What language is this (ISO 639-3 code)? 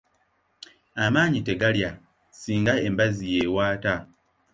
lug